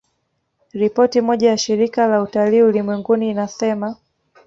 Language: Swahili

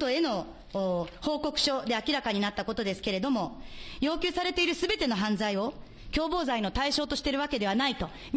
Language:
Japanese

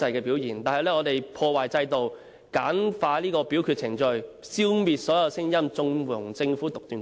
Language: Cantonese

